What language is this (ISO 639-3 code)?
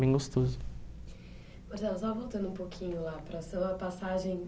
por